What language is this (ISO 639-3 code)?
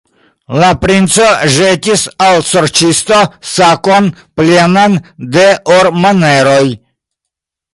epo